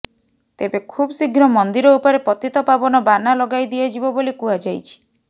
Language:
Odia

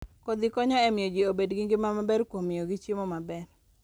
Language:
Luo (Kenya and Tanzania)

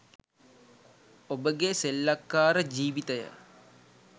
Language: Sinhala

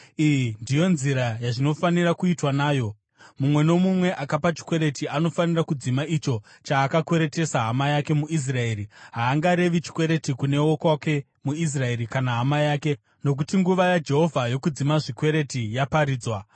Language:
Shona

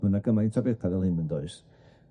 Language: Welsh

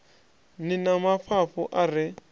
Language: Venda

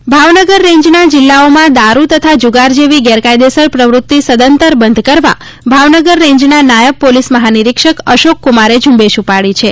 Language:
Gujarati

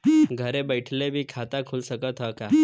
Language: Bhojpuri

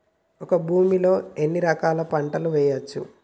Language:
Telugu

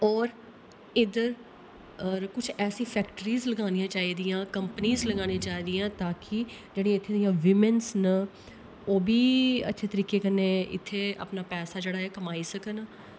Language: Dogri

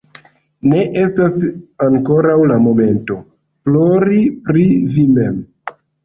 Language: Esperanto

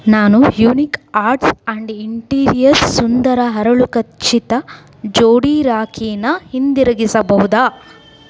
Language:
Kannada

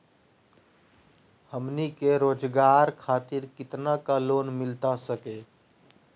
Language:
Magahi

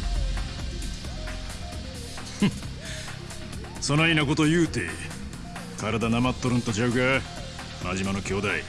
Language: Japanese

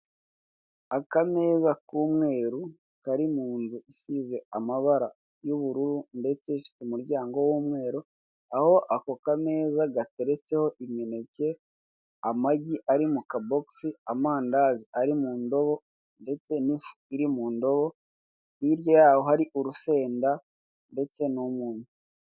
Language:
Kinyarwanda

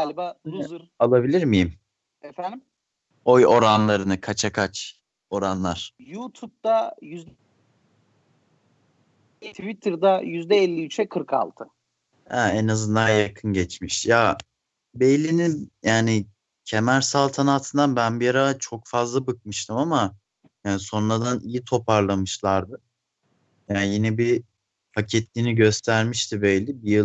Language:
Turkish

